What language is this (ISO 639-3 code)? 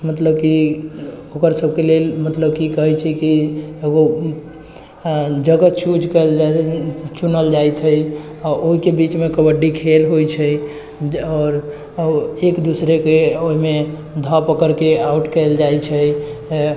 mai